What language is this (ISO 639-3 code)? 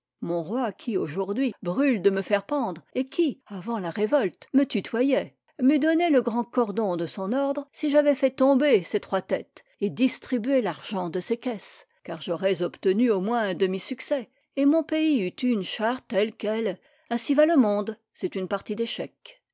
fra